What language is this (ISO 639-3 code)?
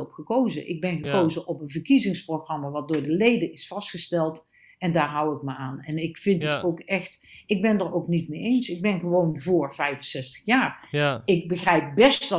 nld